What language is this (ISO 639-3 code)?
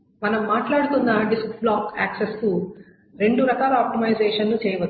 tel